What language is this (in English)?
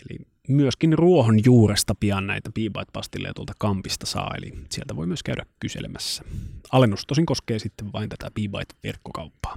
Finnish